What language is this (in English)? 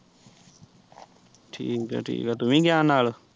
Punjabi